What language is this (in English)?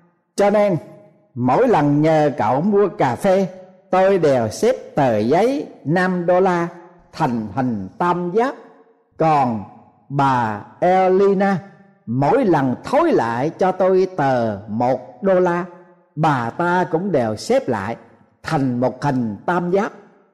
Vietnamese